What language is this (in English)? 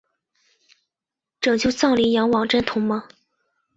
Chinese